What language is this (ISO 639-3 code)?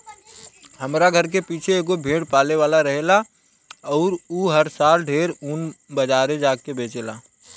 bho